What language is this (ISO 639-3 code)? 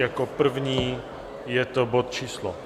ces